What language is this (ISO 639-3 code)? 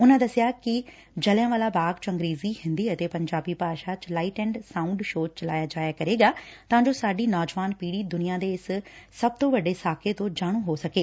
pan